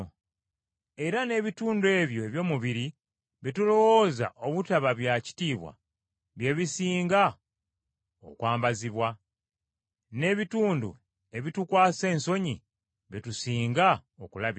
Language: Ganda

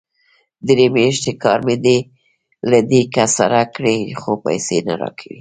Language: Pashto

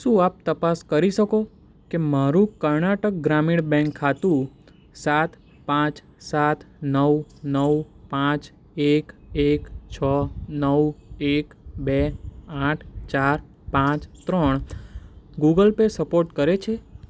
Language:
Gujarati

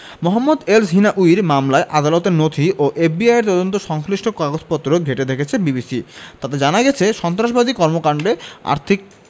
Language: Bangla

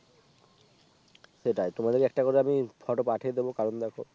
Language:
Bangla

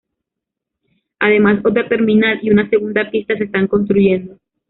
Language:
Spanish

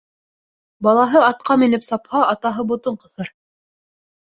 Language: Bashkir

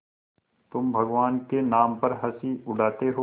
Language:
Hindi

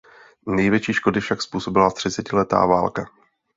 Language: Czech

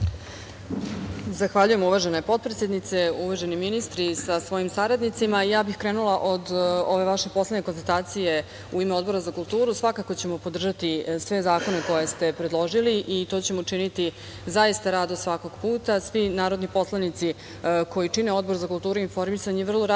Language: Serbian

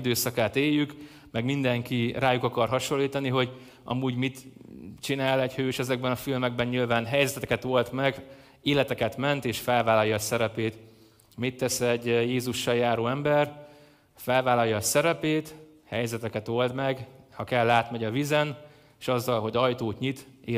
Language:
Hungarian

